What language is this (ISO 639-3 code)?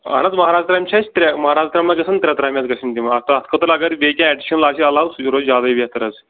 kas